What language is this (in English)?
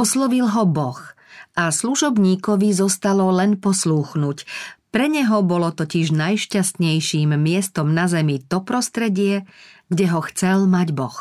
Slovak